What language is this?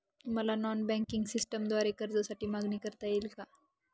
Marathi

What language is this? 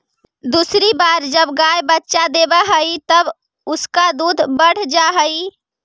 Magahi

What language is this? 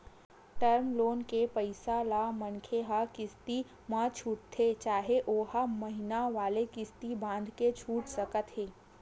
Chhattisgarhi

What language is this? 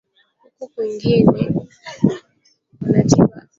Swahili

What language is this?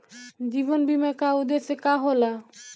Bhojpuri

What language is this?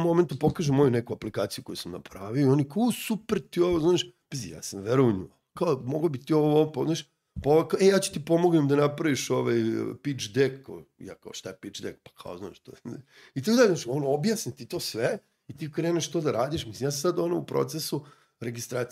Croatian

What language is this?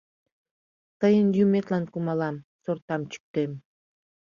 Mari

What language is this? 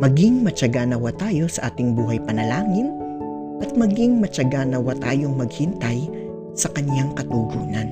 Filipino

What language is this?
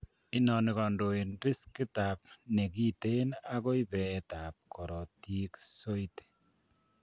Kalenjin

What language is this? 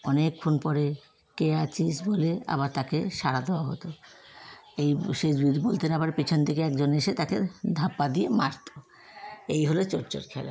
Bangla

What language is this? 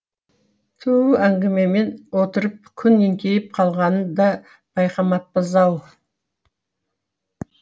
Kazakh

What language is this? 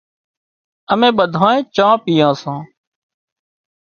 Wadiyara Koli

